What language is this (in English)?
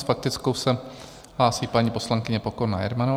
Czech